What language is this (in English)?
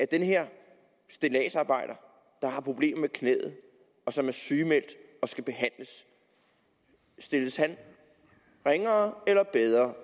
Danish